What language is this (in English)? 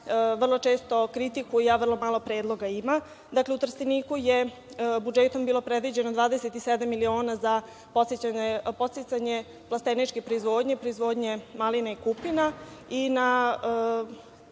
Serbian